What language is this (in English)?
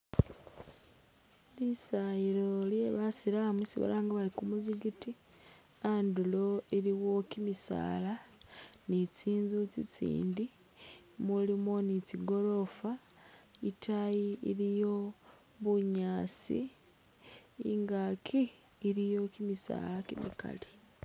Masaaba